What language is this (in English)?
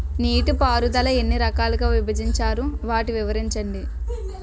Telugu